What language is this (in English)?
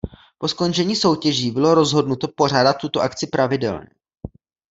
Czech